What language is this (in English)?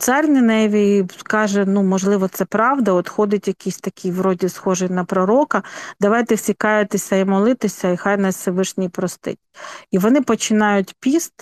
Ukrainian